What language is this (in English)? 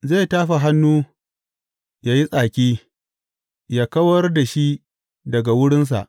Hausa